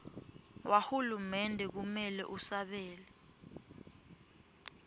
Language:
Swati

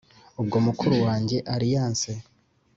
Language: Kinyarwanda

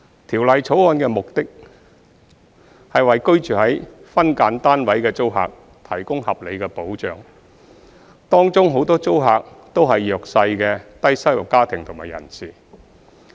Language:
Cantonese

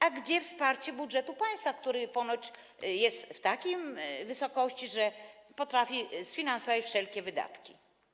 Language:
Polish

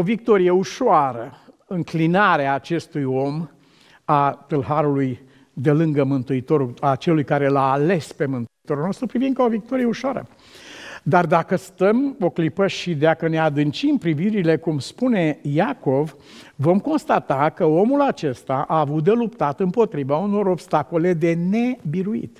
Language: Romanian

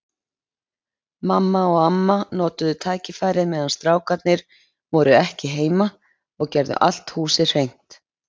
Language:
Icelandic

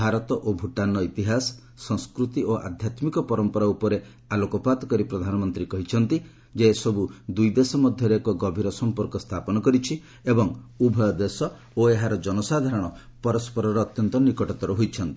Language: Odia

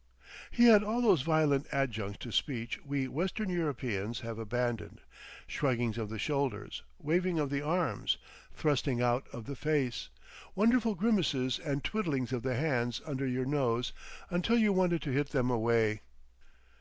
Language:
English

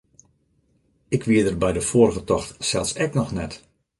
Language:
Western Frisian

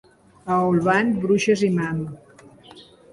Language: Catalan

